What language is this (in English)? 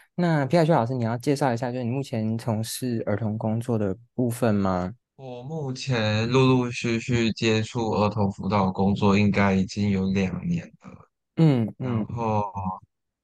Chinese